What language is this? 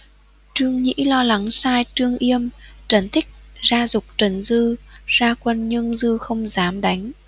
Vietnamese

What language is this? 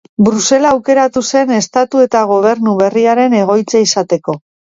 Basque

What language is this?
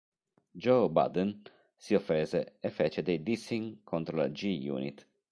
Italian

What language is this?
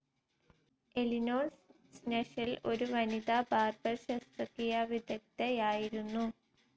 Malayalam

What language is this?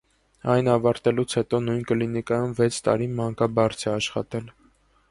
Armenian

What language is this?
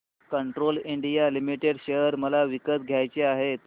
Marathi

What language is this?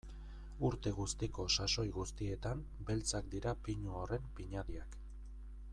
Basque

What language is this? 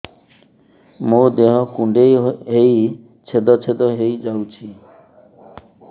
Odia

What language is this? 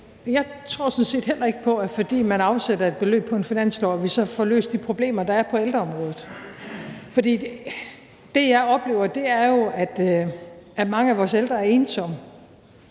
Danish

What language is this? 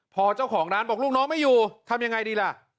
Thai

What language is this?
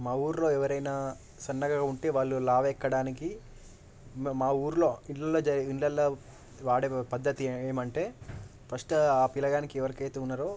Telugu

